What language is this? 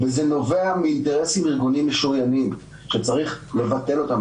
Hebrew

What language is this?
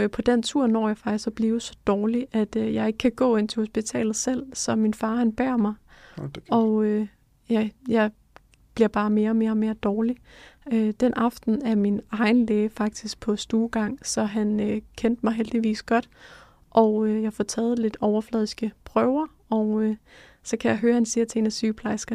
Danish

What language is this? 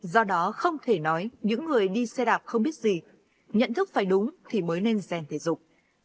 Vietnamese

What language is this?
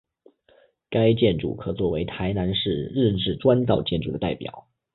Chinese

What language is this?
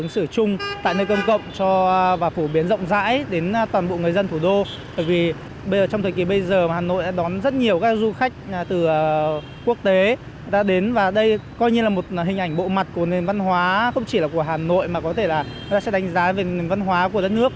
Vietnamese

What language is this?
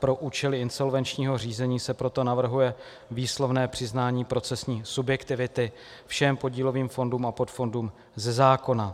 Czech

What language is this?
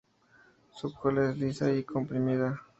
Spanish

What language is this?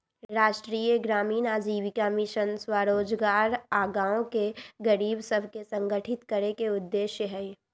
Magahi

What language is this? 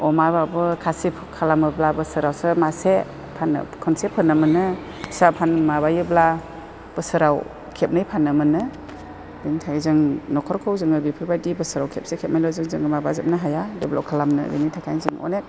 Bodo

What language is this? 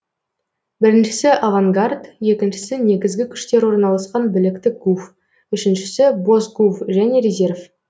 Kazakh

